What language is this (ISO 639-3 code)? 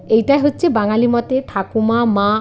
ben